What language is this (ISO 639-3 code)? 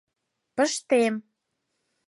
chm